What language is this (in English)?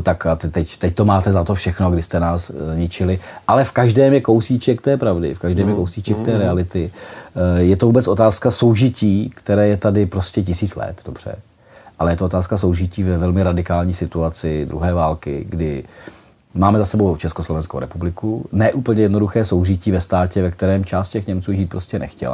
Czech